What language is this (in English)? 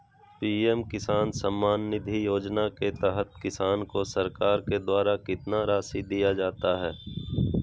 Magahi